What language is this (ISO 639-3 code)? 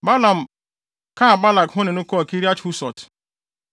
aka